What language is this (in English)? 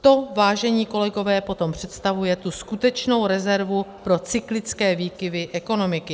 Czech